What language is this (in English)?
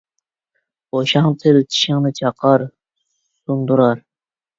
Uyghur